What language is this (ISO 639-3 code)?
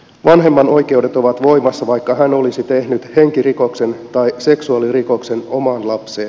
fin